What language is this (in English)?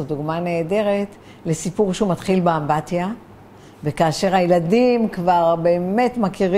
Hebrew